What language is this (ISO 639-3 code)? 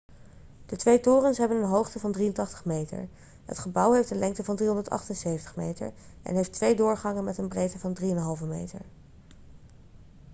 nld